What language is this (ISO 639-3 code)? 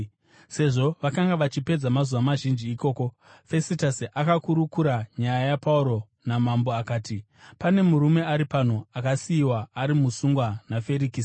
sna